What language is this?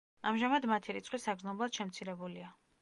Georgian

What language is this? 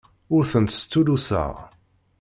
Kabyle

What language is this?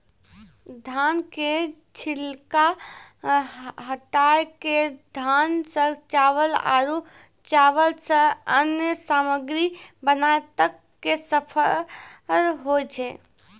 Maithili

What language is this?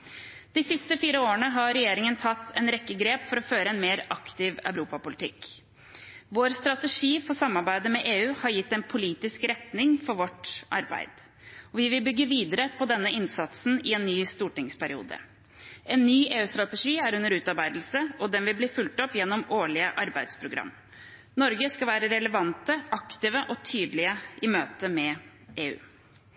Norwegian Bokmål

